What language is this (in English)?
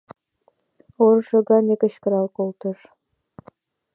Mari